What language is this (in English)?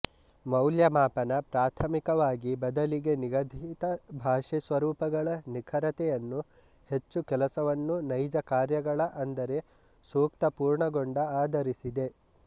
Kannada